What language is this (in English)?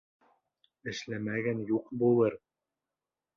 Bashkir